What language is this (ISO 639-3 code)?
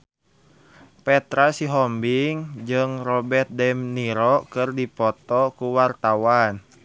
sun